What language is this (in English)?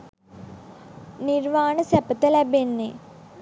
Sinhala